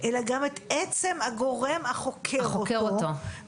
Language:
Hebrew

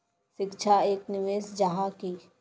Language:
Magahi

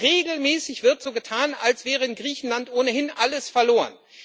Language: German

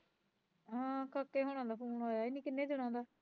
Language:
Punjabi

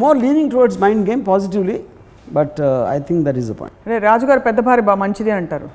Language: Telugu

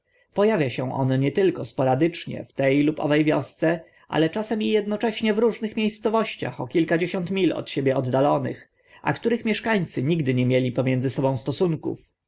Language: Polish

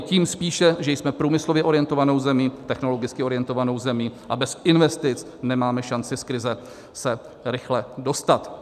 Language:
Czech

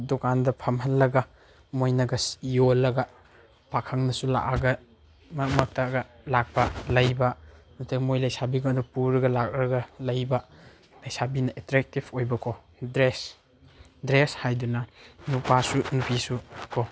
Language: Manipuri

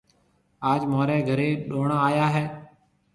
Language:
Marwari (Pakistan)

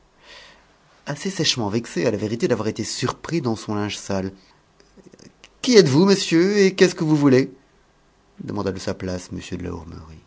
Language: French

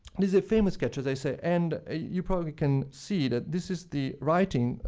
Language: English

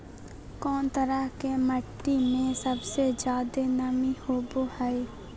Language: Magahi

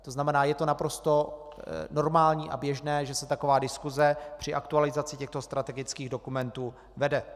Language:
Czech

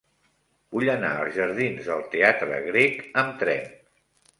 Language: Catalan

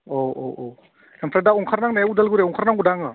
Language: Bodo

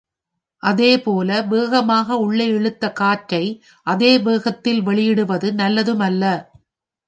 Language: Tamil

